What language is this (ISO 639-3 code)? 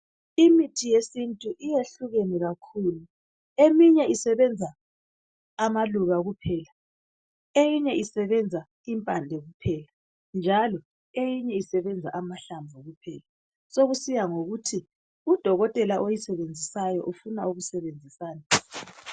nde